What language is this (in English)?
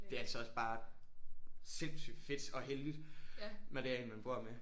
Danish